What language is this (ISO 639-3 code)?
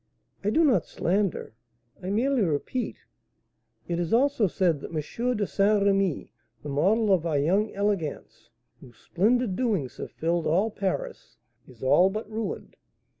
eng